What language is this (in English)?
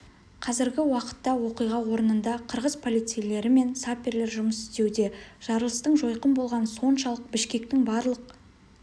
Kazakh